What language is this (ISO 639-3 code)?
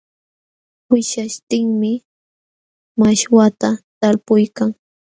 qxw